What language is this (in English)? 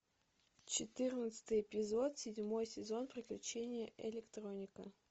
Russian